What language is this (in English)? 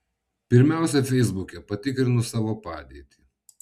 Lithuanian